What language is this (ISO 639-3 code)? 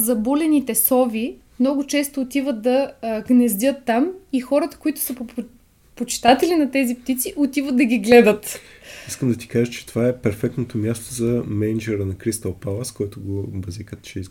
bul